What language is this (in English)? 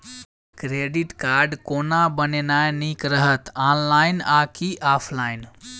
Maithili